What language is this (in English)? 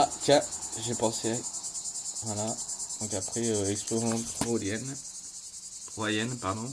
French